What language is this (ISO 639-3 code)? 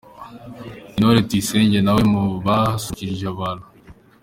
kin